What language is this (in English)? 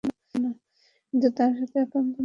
Bangla